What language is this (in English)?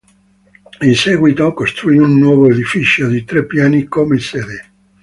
Italian